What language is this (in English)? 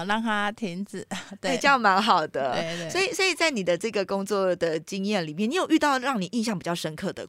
Chinese